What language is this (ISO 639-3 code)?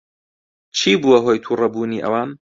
ckb